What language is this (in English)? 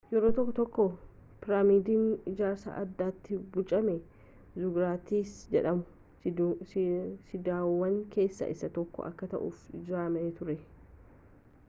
Oromo